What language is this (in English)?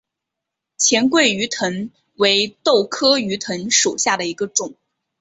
Chinese